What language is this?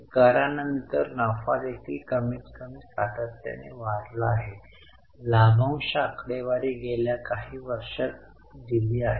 Marathi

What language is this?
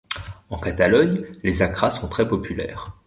French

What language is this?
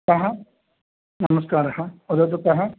Sanskrit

